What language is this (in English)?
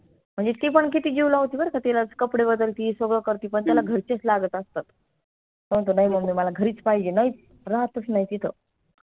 Marathi